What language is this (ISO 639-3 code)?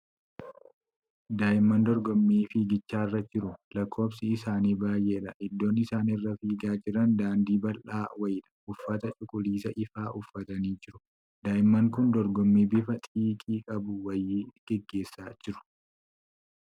orm